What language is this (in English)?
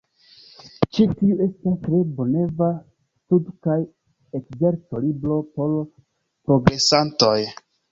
Esperanto